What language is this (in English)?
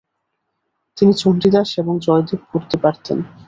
Bangla